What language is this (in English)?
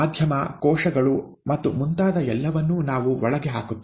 Kannada